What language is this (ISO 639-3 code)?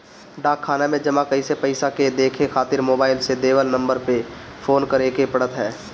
bho